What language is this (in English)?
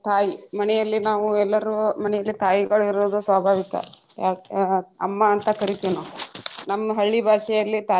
Kannada